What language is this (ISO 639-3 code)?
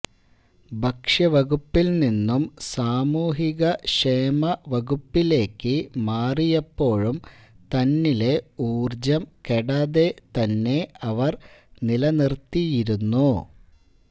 mal